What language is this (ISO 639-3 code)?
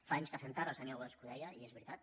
cat